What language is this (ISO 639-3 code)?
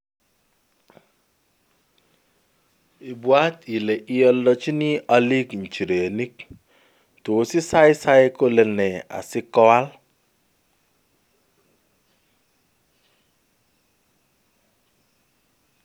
kln